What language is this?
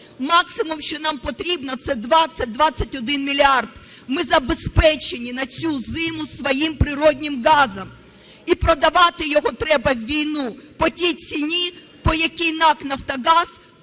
Ukrainian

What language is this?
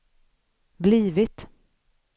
Swedish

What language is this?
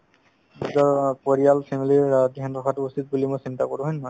Assamese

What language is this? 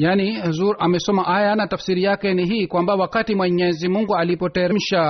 Swahili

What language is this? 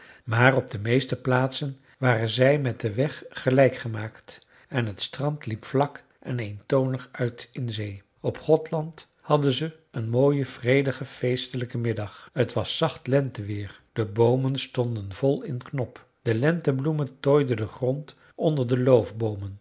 Dutch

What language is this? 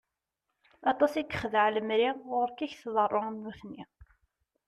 Kabyle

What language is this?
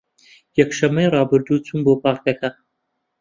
Central Kurdish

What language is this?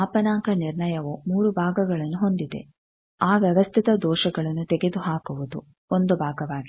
Kannada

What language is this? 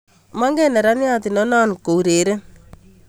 Kalenjin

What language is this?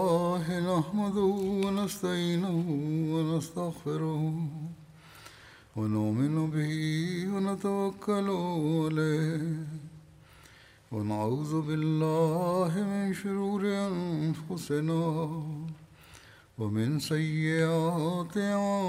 Bulgarian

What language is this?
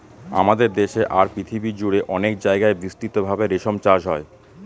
Bangla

